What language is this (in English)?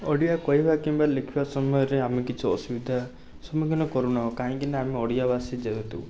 Odia